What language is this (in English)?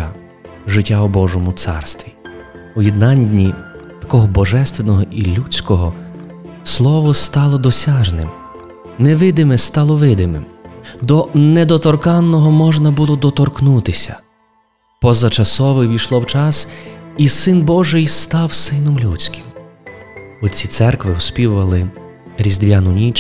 Ukrainian